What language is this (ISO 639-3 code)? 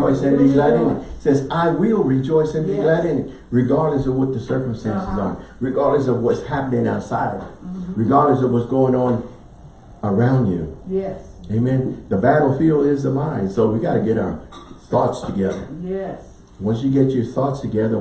eng